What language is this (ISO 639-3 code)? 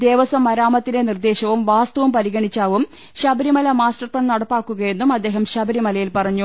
mal